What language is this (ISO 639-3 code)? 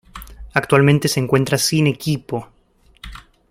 spa